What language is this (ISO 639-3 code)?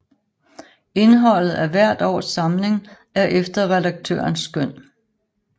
dan